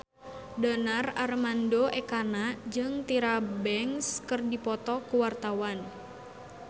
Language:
Sundanese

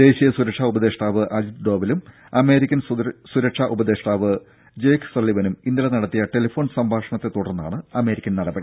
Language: Malayalam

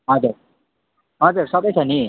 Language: Nepali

